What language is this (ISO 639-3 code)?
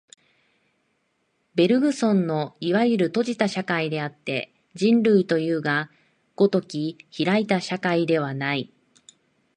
jpn